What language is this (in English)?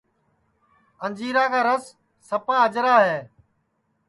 Sansi